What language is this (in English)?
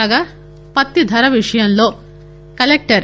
Telugu